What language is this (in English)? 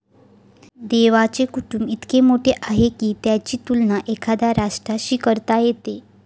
Marathi